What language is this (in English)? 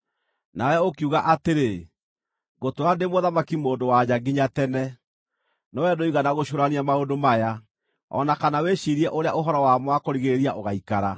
Kikuyu